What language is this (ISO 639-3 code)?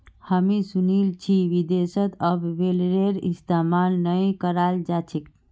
mag